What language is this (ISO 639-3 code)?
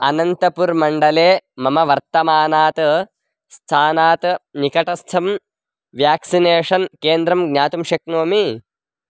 san